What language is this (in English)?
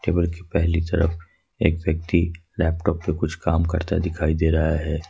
Hindi